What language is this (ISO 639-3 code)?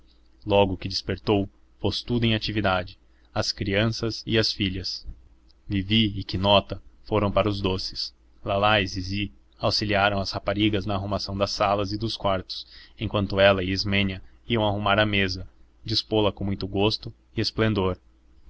por